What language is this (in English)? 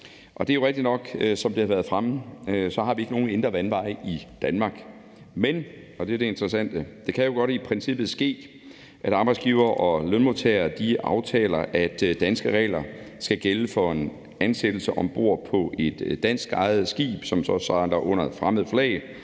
Danish